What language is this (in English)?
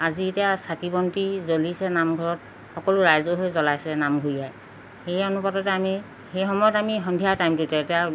Assamese